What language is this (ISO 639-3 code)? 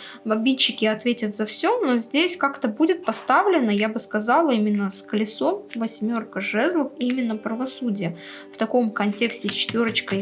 rus